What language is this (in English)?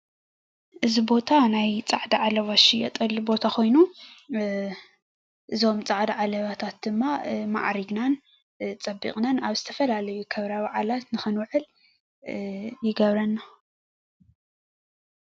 Tigrinya